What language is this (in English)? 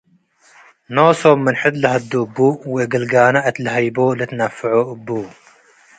Tigre